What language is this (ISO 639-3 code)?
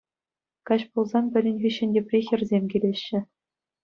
chv